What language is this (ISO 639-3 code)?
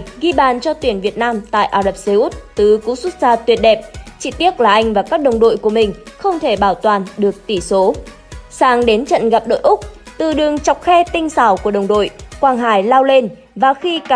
vie